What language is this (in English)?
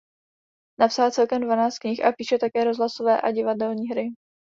Czech